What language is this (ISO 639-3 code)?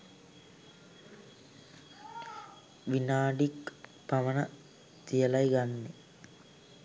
sin